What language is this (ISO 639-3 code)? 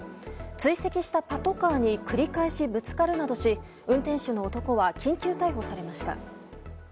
jpn